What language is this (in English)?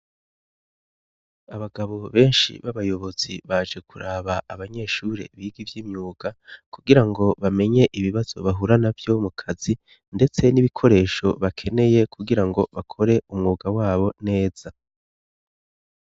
Rundi